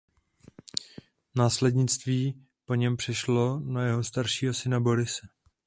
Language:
Czech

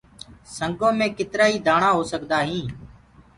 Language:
Gurgula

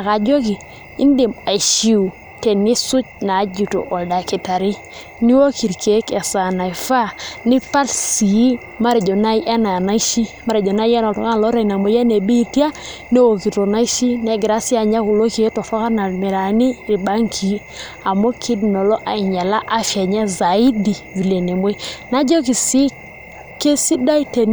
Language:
Masai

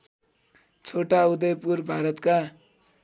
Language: Nepali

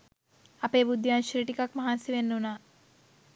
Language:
Sinhala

